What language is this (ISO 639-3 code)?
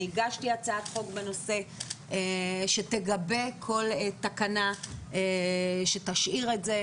heb